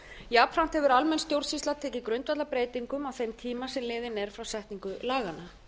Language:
Icelandic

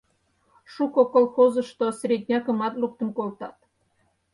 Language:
Mari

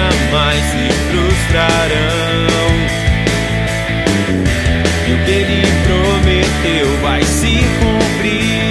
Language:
Portuguese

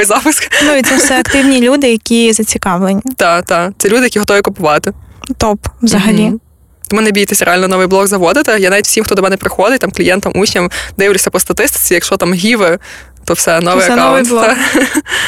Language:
Ukrainian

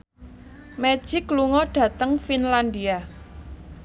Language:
Javanese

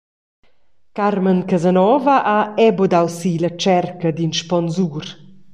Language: Romansh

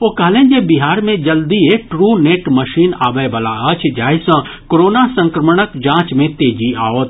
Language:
Maithili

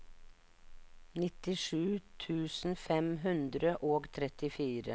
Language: Norwegian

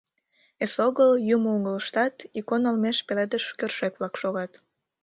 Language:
Mari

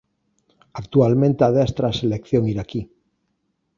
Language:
Galician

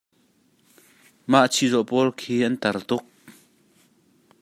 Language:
Hakha Chin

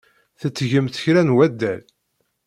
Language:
Kabyle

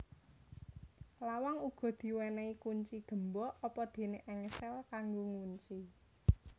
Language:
Javanese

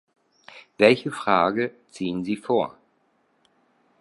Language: German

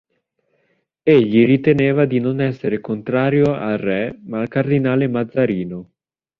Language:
Italian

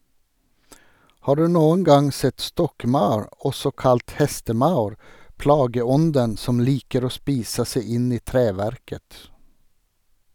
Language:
Norwegian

